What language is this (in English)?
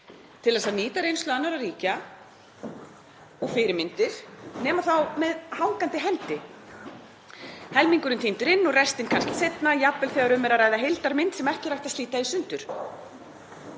Icelandic